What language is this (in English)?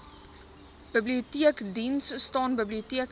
Afrikaans